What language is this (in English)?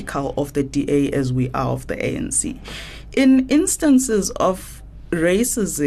English